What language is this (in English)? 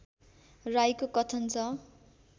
Nepali